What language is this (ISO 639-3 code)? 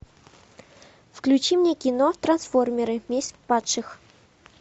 rus